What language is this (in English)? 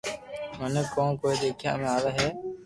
Loarki